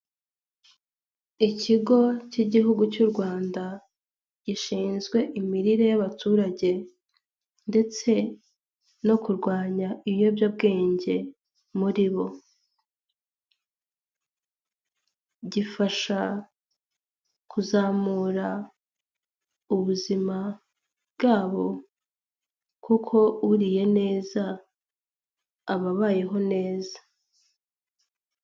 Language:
Kinyarwanda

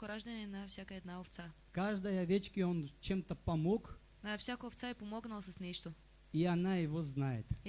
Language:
Russian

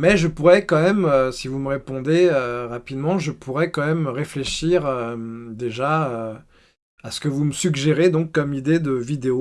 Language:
French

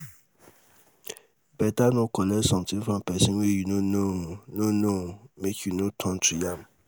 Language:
Nigerian Pidgin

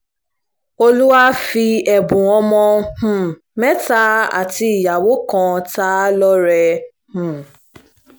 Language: Yoruba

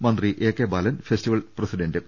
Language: Malayalam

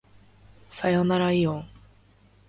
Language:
Japanese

